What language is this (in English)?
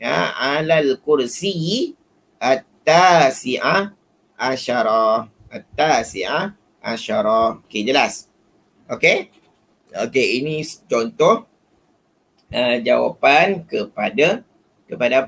Malay